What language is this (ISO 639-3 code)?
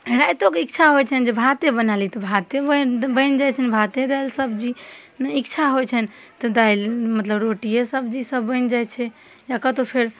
mai